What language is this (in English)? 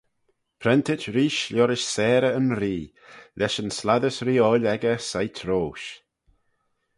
Manx